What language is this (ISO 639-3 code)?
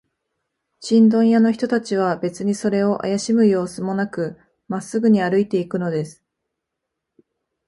jpn